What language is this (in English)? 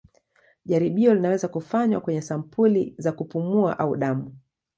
Swahili